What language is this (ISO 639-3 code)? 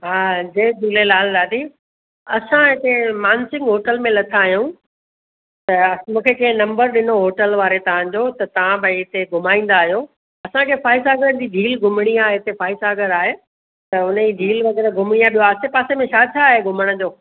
snd